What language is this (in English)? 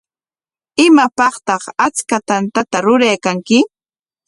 Corongo Ancash Quechua